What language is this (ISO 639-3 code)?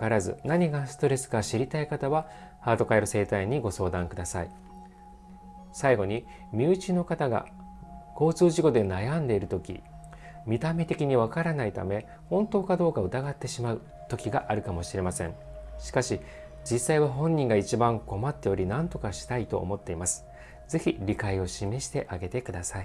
jpn